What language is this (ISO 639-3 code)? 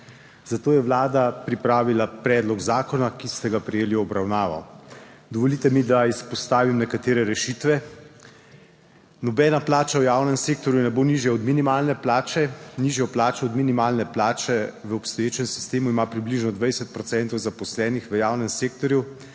slv